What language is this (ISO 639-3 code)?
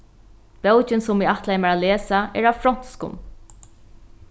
fao